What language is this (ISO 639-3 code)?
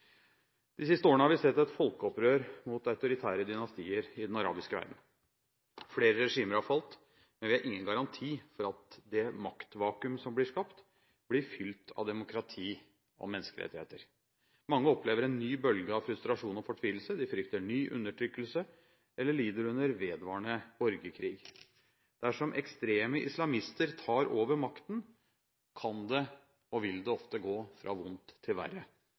nob